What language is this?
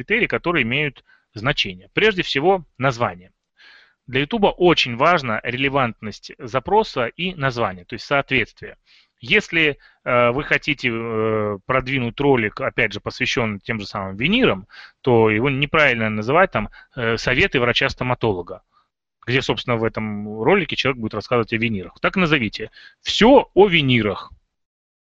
Russian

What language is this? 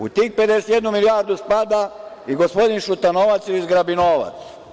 Serbian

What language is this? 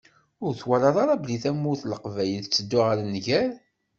Kabyle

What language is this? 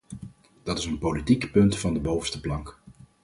Dutch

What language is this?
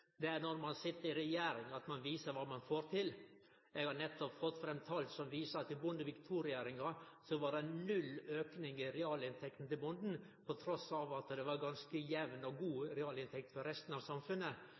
Norwegian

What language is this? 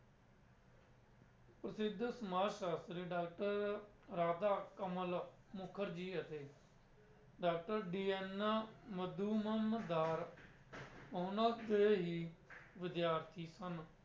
Punjabi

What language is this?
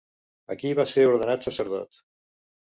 Catalan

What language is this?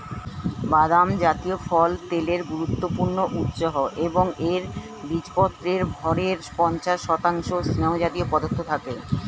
Bangla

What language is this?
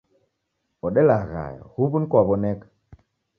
Taita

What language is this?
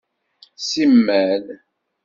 Kabyle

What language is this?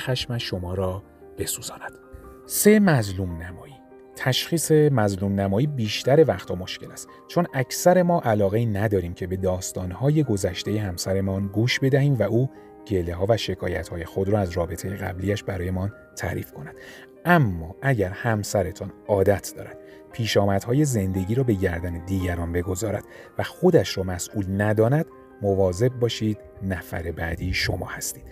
Persian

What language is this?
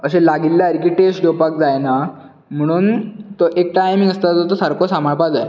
Konkani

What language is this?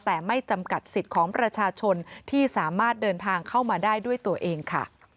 Thai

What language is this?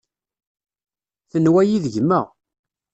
Kabyle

